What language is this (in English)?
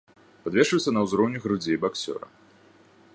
Belarusian